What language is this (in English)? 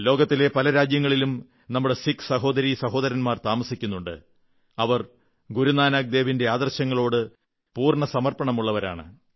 Malayalam